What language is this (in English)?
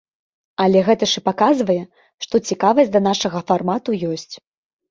Belarusian